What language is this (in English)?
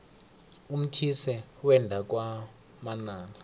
South Ndebele